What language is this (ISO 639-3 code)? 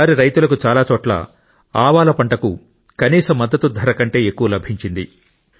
tel